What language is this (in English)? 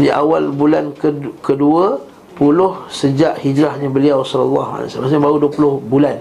Malay